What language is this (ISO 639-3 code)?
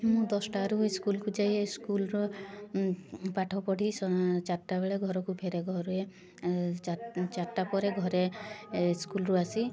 ori